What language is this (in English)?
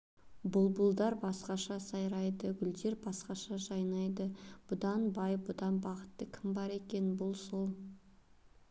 Kazakh